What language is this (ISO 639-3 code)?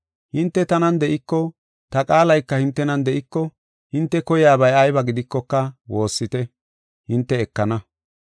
gof